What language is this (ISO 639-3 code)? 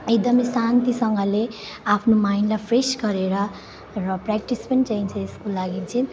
nep